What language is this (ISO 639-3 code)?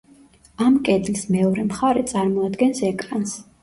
kat